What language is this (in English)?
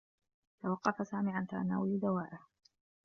Arabic